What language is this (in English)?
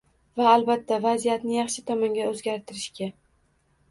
Uzbek